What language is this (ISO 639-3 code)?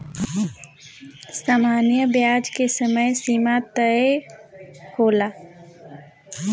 bho